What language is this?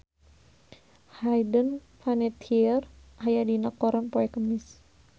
Sundanese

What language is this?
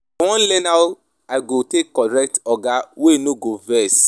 Nigerian Pidgin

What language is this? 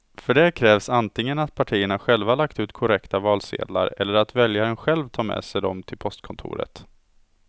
Swedish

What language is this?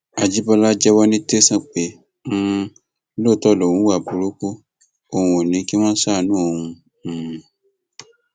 Yoruba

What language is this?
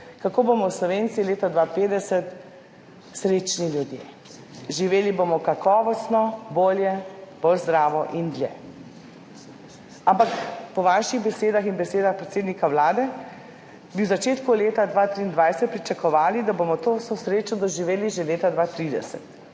Slovenian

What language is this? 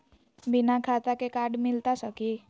Magahi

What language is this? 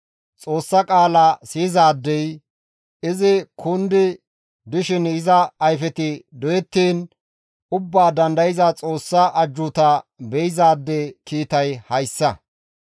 Gamo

